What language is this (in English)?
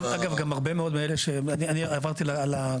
Hebrew